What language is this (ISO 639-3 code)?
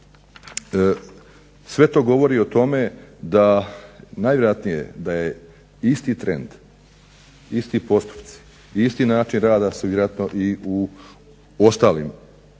hrv